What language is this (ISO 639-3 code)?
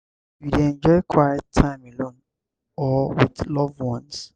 pcm